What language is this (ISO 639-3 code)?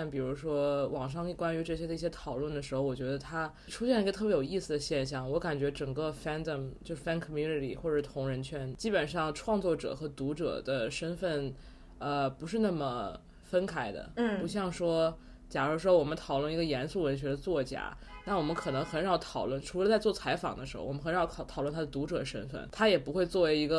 zho